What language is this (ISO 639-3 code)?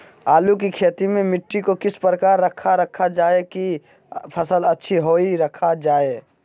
mag